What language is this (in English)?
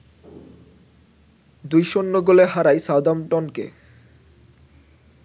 Bangla